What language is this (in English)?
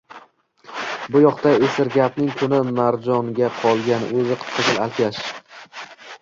Uzbek